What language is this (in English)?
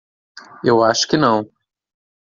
Portuguese